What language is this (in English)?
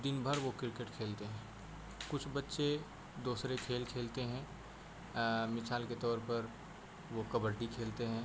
Urdu